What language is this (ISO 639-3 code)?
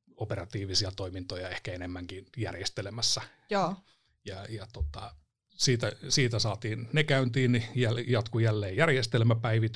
fin